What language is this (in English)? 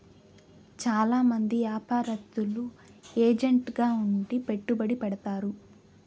Telugu